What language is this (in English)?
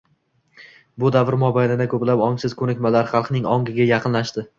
Uzbek